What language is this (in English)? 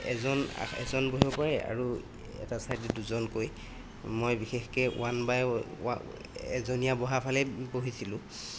Assamese